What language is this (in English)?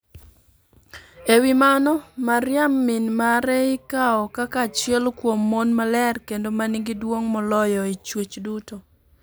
Luo (Kenya and Tanzania)